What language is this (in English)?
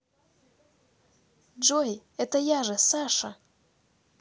Russian